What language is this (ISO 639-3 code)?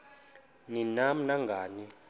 xho